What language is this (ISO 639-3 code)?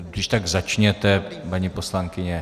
ces